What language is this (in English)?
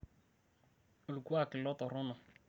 Masai